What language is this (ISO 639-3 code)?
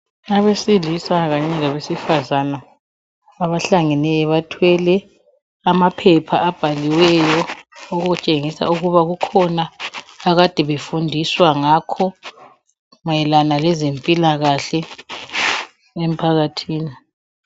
nde